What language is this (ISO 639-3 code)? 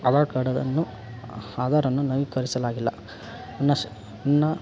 kan